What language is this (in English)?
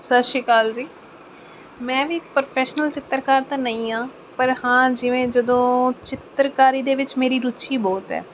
Punjabi